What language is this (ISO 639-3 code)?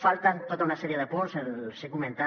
cat